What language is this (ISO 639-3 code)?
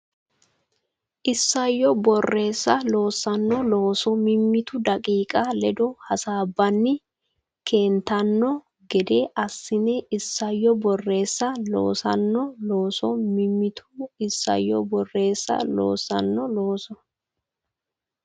sid